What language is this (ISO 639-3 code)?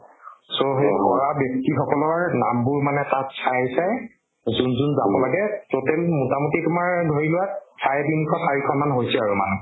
asm